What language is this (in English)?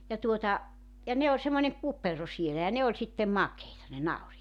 Finnish